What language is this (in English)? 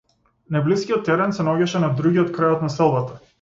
Macedonian